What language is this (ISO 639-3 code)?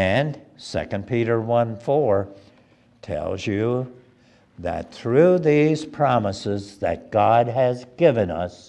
eng